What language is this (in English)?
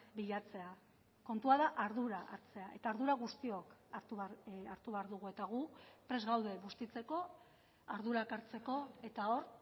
Basque